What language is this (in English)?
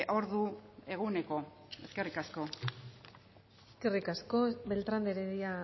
Basque